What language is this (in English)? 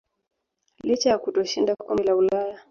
Swahili